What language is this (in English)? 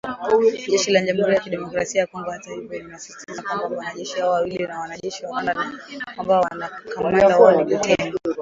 Swahili